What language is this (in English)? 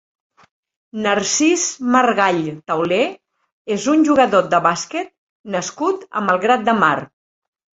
Catalan